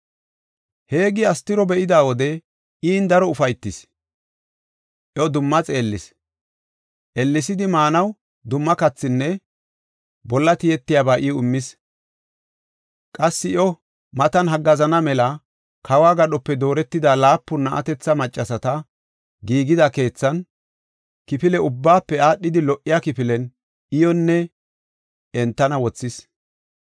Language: Gofa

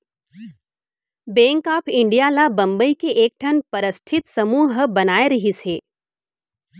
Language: Chhattisgarhi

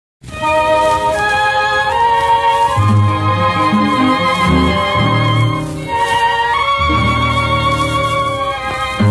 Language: Romanian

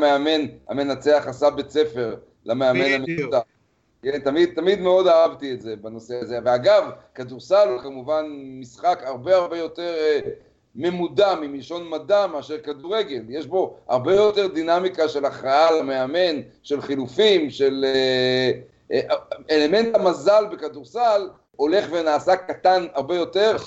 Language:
Hebrew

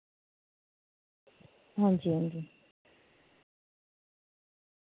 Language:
Dogri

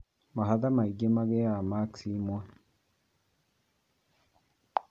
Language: Kikuyu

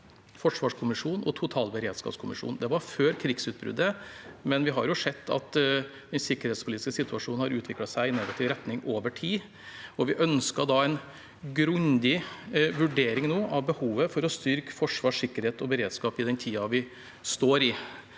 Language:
Norwegian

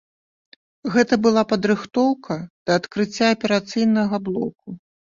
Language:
Belarusian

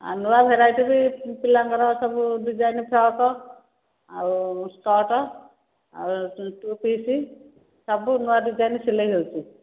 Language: Odia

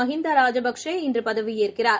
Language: Tamil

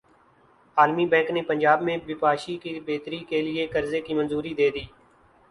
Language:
Urdu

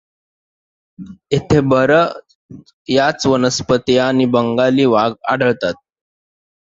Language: Marathi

